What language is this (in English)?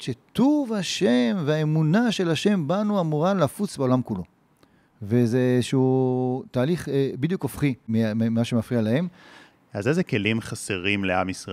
Hebrew